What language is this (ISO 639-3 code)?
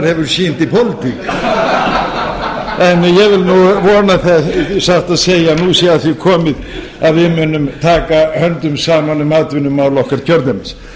isl